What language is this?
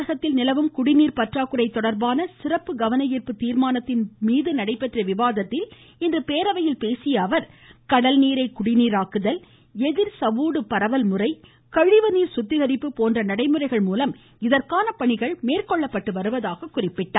Tamil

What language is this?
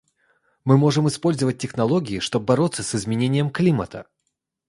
Russian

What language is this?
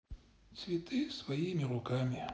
Russian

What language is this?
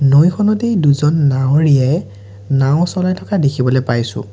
Assamese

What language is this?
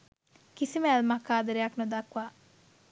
Sinhala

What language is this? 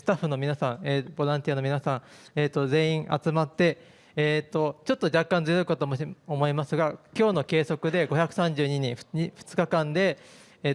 Japanese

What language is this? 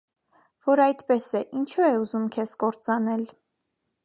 Armenian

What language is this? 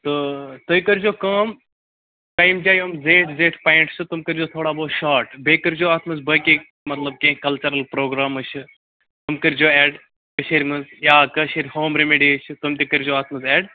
Kashmiri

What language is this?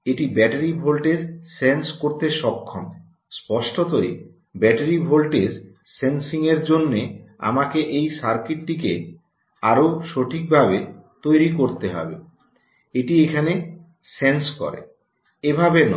Bangla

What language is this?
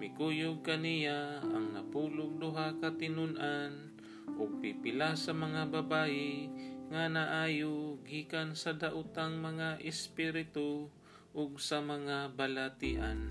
Filipino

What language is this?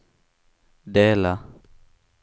Swedish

